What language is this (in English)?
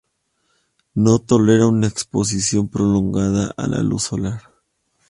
Spanish